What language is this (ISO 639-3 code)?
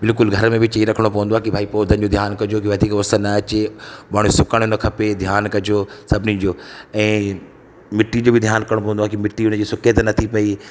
snd